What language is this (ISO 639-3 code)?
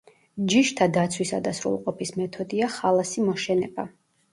kat